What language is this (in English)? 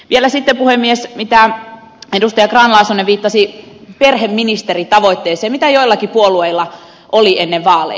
Finnish